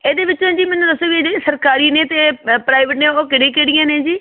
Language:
Punjabi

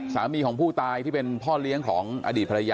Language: Thai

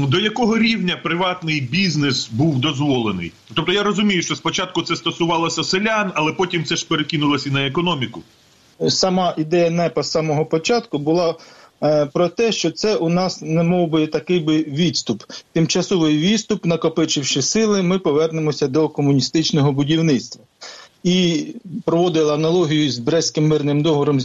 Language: Ukrainian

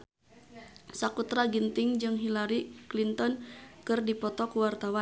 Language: Sundanese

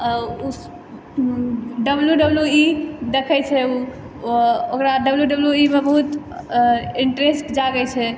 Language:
Maithili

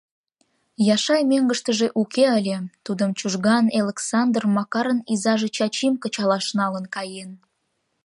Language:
Mari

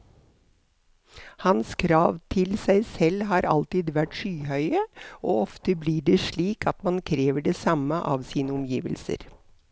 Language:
Norwegian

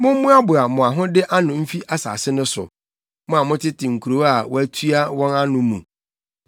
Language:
Akan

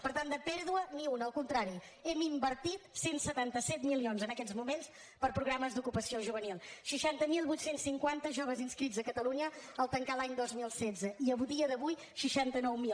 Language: Catalan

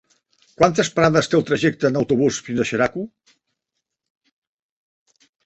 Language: Catalan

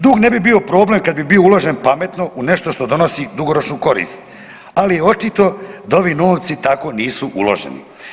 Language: Croatian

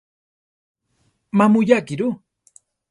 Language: Central Tarahumara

